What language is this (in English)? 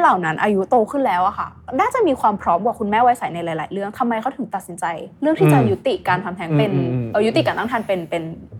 Thai